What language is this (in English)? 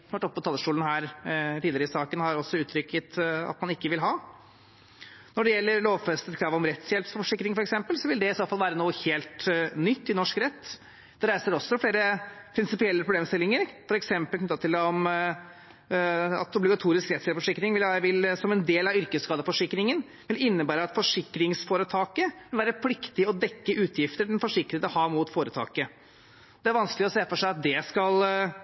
Norwegian Bokmål